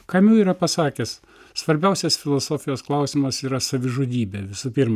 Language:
Lithuanian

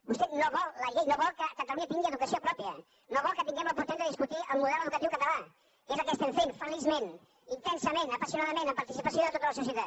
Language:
Catalan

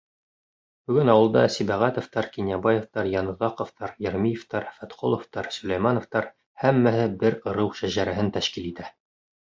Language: Bashkir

